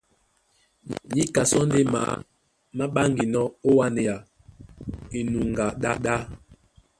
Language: Duala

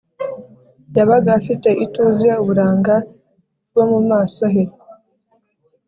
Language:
Kinyarwanda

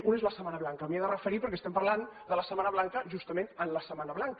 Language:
Catalan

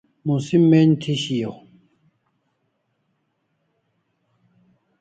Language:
Kalasha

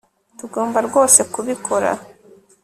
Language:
Kinyarwanda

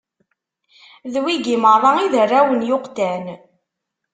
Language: Kabyle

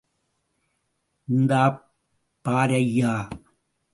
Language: Tamil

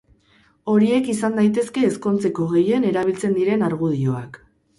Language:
Basque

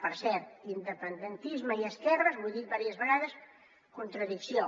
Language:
Catalan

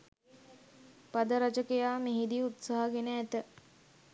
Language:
Sinhala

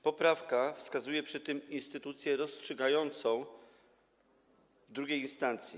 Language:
Polish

